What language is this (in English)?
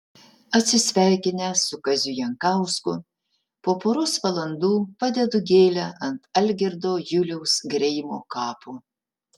Lithuanian